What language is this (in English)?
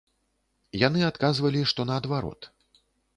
Belarusian